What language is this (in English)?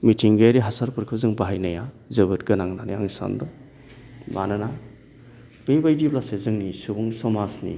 Bodo